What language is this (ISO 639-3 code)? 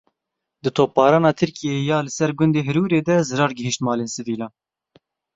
kur